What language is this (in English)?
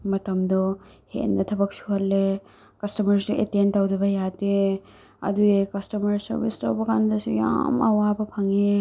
Manipuri